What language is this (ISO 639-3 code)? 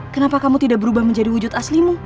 ind